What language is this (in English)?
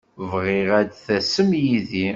Kabyle